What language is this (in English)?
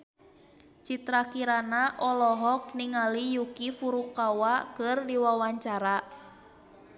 Sundanese